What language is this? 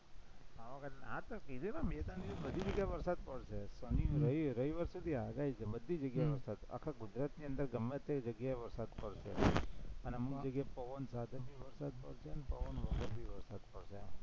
Gujarati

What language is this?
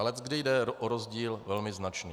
Czech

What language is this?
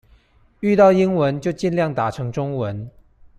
Chinese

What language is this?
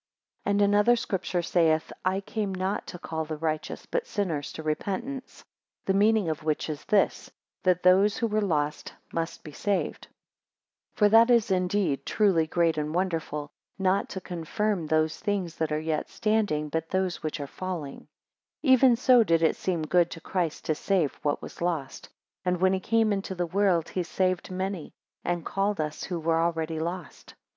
English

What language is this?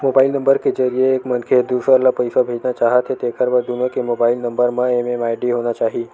Chhattisgarhi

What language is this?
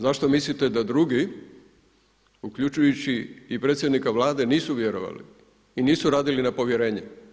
Croatian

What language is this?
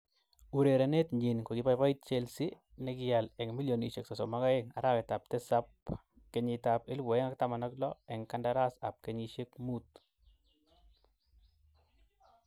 Kalenjin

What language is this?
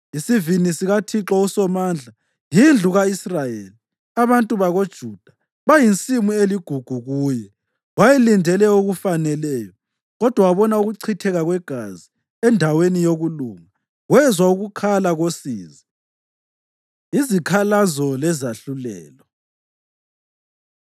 North Ndebele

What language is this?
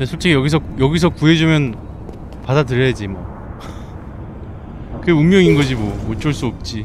Korean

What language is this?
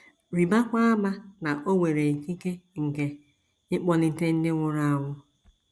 Igbo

